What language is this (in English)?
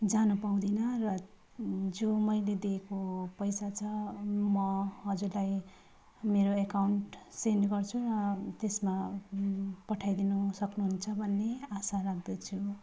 Nepali